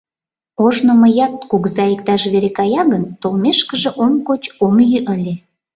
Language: Mari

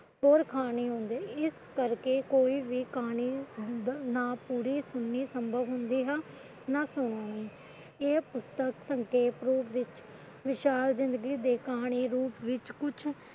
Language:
Punjabi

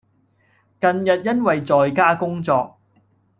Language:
Cantonese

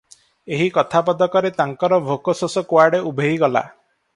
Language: Odia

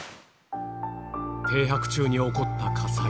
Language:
Japanese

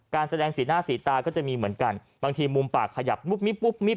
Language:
Thai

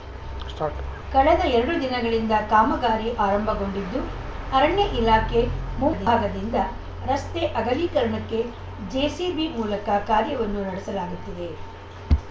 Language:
Kannada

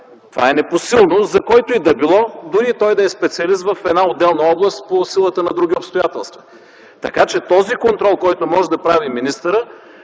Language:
Bulgarian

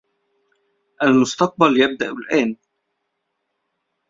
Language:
Arabic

